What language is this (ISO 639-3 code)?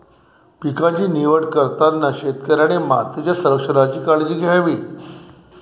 mar